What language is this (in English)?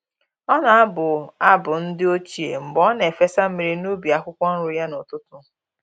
Igbo